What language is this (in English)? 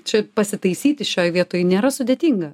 Lithuanian